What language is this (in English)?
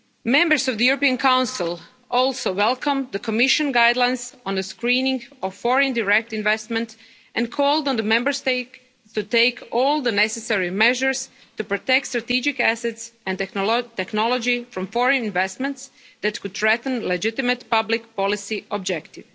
English